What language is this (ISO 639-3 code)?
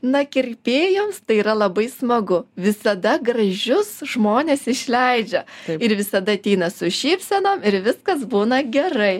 lit